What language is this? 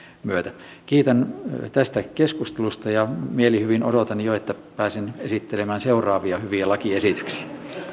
Finnish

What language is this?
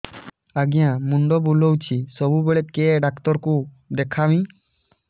Odia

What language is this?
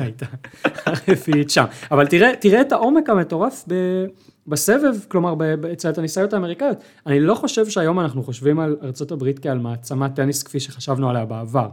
Hebrew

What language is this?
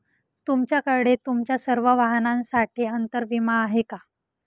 Marathi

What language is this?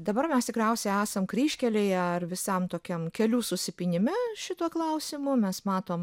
Lithuanian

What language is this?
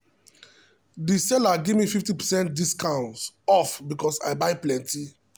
Nigerian Pidgin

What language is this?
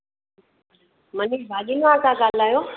Sindhi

